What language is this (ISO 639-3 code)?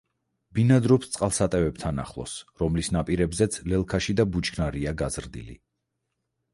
kat